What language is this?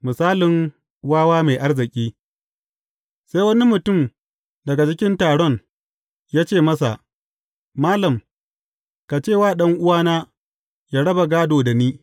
Hausa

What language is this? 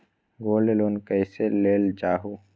Magahi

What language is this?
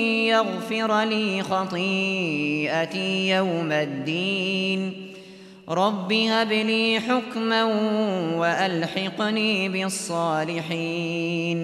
Arabic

